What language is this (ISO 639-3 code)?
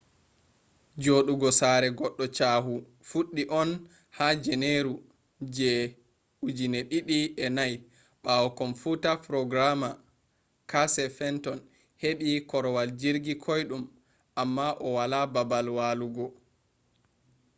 ful